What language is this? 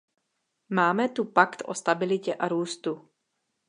Czech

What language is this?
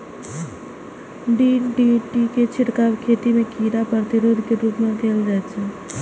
Maithili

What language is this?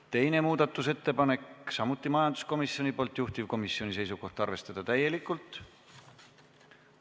Estonian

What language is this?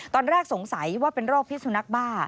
Thai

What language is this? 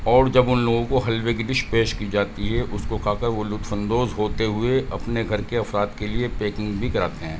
Urdu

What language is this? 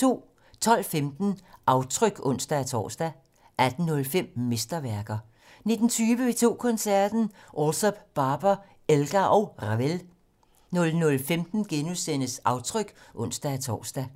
Danish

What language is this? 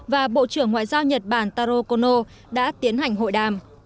Vietnamese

